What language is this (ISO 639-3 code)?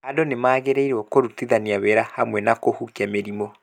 kik